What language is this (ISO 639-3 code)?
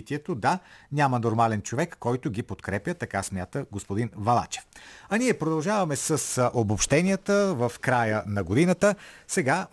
bul